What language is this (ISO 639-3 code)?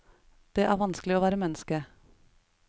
nor